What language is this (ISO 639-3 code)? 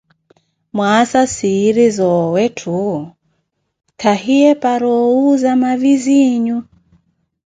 eko